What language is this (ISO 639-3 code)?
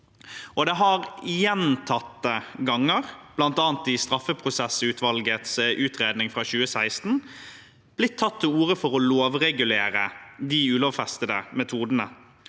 nor